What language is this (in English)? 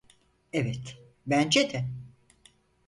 Turkish